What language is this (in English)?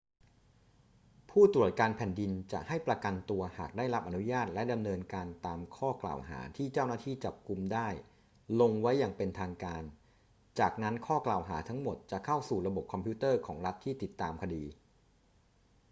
Thai